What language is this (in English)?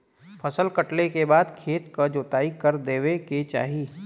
Bhojpuri